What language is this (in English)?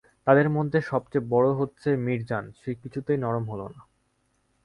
Bangla